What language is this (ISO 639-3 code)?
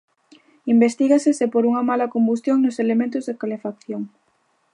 glg